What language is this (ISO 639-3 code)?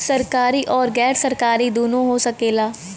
bho